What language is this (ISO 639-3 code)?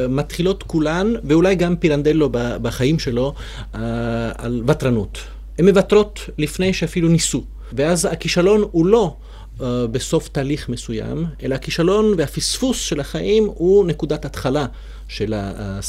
heb